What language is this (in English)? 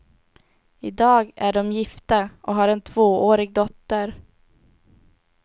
Swedish